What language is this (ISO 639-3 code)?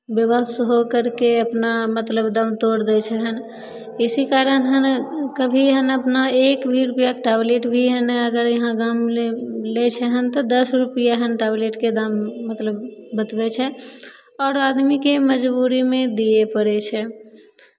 mai